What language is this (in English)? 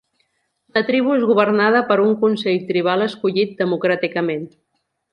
Catalan